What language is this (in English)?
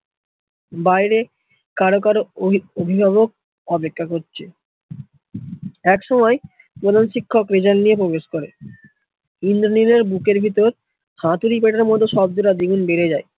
Bangla